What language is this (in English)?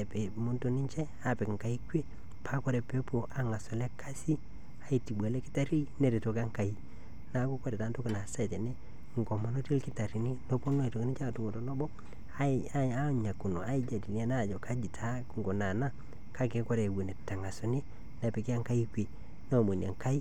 Masai